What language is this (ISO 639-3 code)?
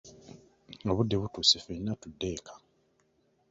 lug